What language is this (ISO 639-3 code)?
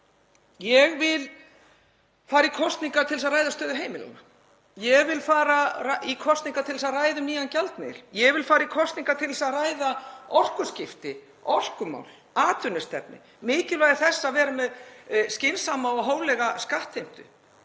isl